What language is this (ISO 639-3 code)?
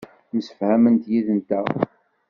kab